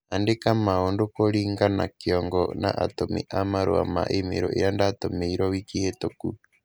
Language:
Kikuyu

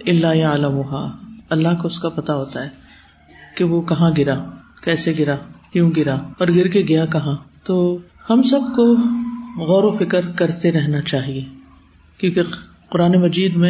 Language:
Urdu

